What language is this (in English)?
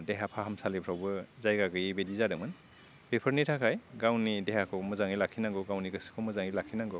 Bodo